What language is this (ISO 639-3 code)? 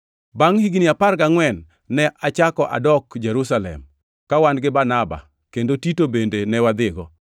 luo